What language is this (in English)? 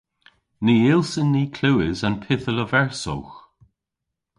Cornish